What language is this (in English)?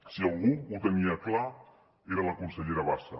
Catalan